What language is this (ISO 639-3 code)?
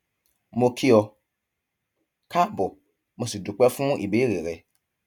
yor